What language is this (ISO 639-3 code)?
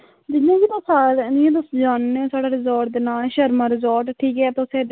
doi